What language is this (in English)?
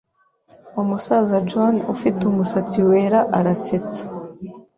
Kinyarwanda